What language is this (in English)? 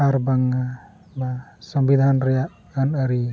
Santali